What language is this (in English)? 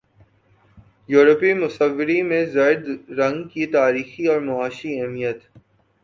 Urdu